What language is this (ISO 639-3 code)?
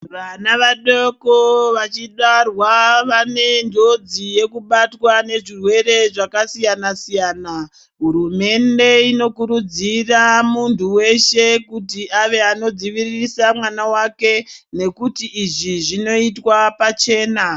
ndc